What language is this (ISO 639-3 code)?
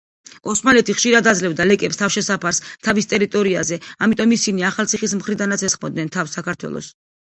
kat